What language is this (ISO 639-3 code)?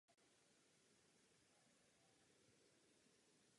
ces